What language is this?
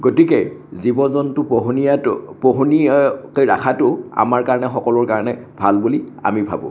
Assamese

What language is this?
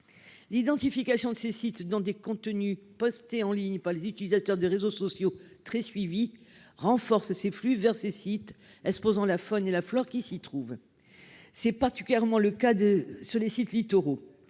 French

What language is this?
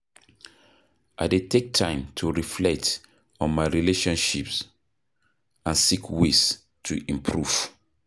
Nigerian Pidgin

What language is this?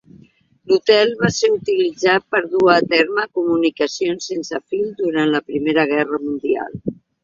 Catalan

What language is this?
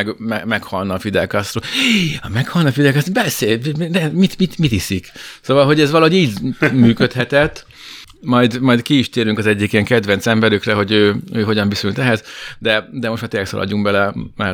Hungarian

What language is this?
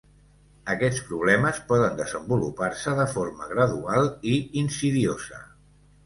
Catalan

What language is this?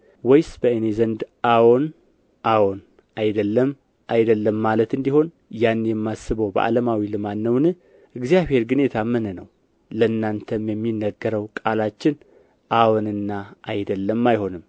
Amharic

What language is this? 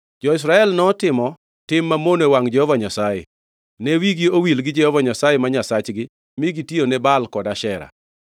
Luo (Kenya and Tanzania)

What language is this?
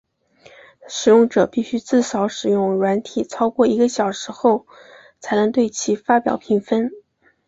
Chinese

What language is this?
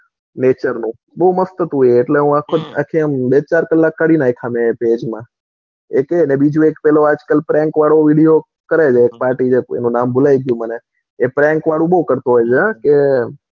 Gujarati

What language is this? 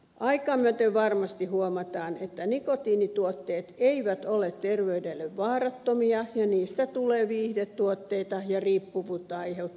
Finnish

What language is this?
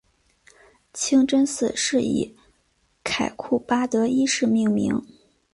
Chinese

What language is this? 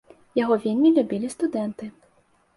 Belarusian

